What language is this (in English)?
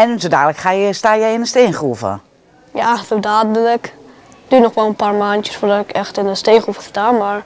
Dutch